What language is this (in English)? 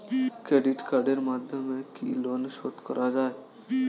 Bangla